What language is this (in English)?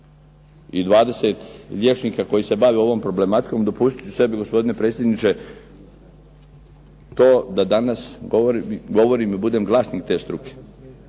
Croatian